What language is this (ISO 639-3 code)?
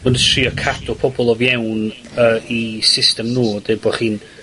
cym